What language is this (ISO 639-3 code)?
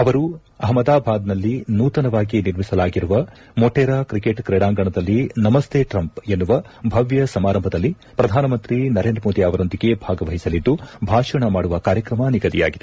kan